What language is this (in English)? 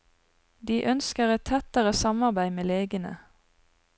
Norwegian